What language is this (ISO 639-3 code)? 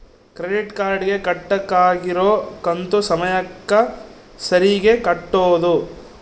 kan